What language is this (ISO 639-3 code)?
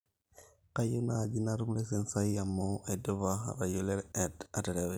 mas